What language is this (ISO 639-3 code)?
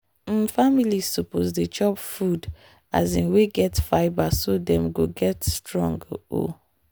pcm